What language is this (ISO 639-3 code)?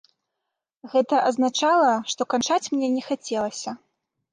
bel